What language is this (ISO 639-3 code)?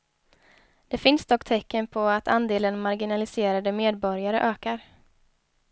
swe